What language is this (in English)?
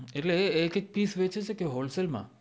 Gujarati